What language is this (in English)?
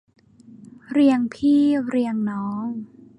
Thai